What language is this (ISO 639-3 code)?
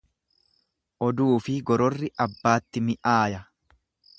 orm